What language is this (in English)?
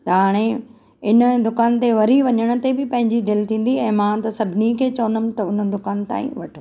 Sindhi